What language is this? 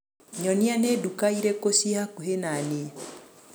Kikuyu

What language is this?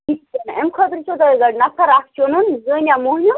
Kashmiri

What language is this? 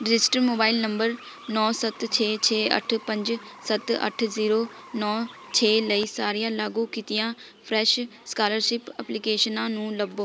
Punjabi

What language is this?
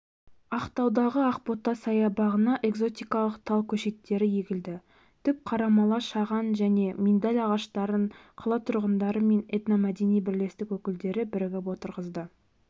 Kazakh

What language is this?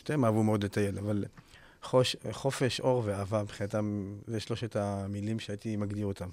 Hebrew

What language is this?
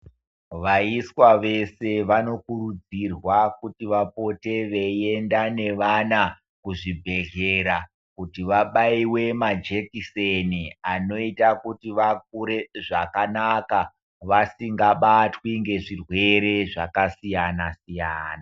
Ndau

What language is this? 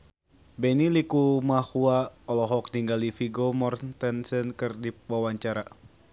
Sundanese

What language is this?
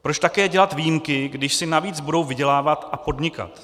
Czech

